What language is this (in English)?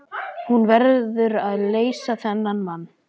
Icelandic